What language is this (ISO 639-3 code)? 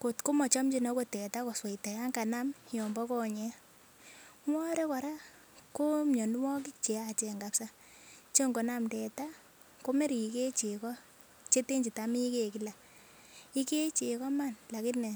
kln